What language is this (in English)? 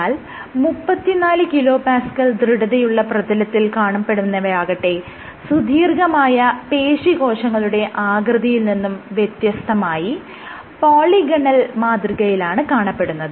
Malayalam